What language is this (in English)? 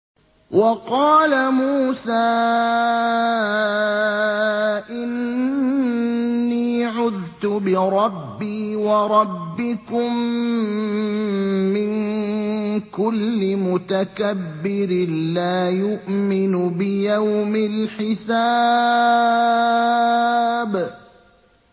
Arabic